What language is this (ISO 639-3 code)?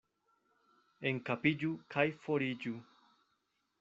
epo